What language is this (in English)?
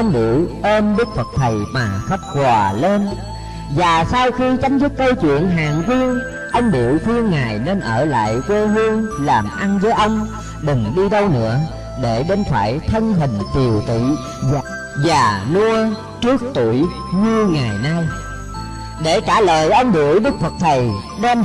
Vietnamese